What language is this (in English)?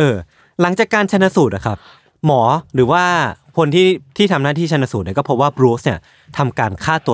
Thai